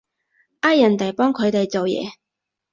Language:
Cantonese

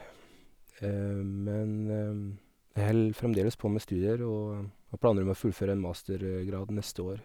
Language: Norwegian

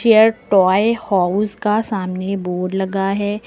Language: Hindi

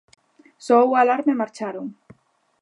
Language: Galician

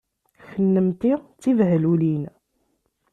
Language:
Kabyle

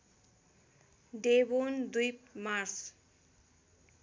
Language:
Nepali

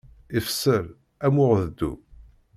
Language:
Kabyle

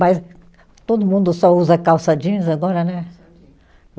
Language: Portuguese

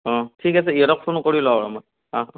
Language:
Assamese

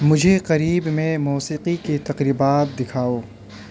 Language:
Urdu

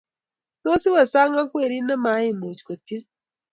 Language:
Kalenjin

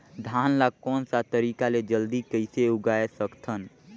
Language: Chhattisgarhi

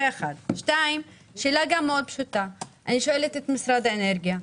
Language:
Hebrew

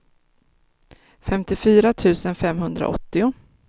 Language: Swedish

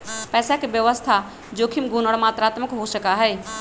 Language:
Magahi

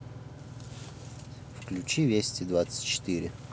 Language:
Russian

